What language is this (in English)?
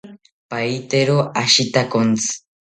South Ucayali Ashéninka